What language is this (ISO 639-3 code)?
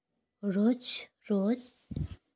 sat